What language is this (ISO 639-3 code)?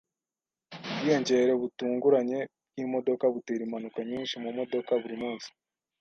kin